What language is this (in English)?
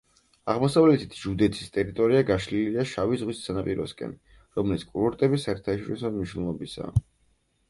Georgian